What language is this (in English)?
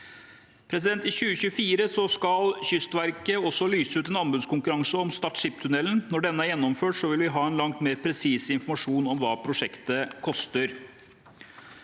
Norwegian